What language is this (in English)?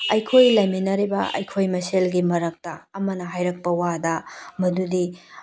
Manipuri